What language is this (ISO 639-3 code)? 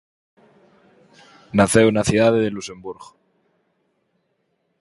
glg